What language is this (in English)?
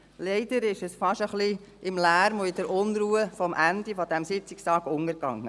Swiss German